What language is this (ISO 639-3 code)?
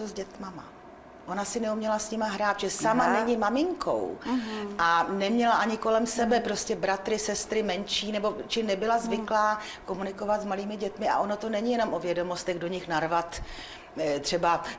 ces